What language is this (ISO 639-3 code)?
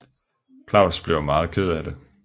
dan